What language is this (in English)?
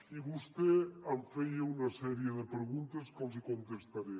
Catalan